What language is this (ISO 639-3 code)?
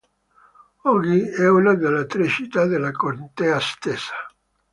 ita